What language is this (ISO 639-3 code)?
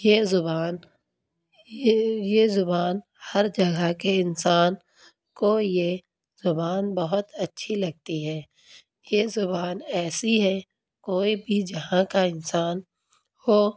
urd